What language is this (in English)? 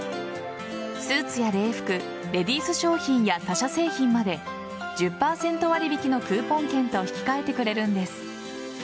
Japanese